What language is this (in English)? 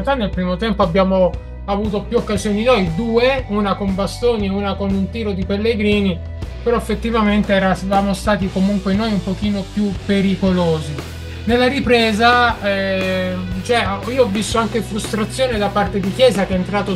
Italian